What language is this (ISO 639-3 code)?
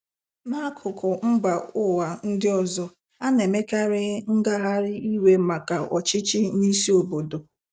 ibo